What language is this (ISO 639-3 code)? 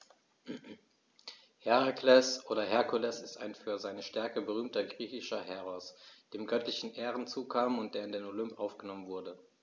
deu